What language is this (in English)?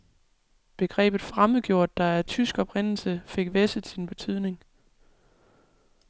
Danish